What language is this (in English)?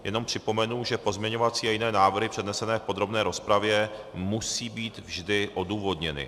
Czech